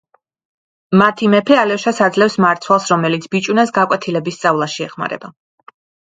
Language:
Georgian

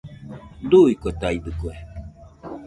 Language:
Nüpode Huitoto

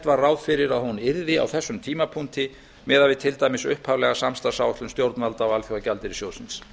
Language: Icelandic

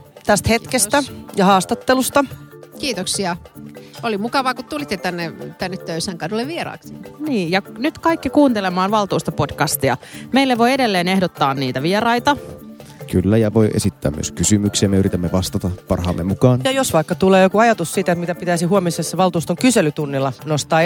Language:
Finnish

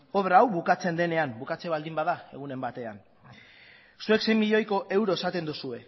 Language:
Basque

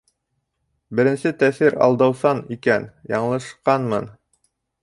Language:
Bashkir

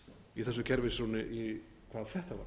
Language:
Icelandic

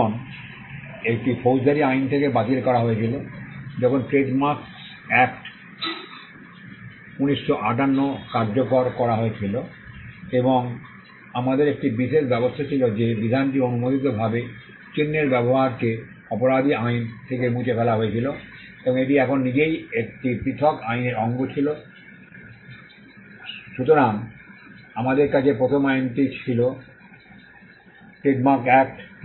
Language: Bangla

